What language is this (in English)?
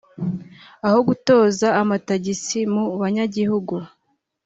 Kinyarwanda